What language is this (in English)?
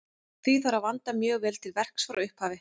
Icelandic